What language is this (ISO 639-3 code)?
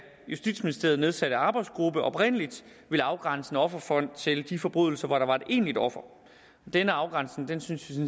dan